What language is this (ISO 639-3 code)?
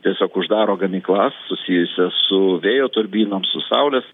lit